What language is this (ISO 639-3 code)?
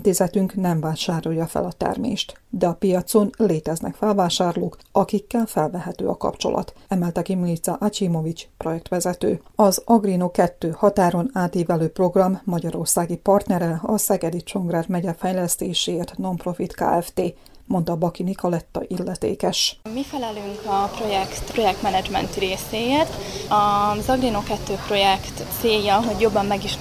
hun